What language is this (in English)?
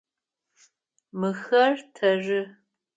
Adyghe